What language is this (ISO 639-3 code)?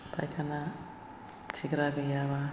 brx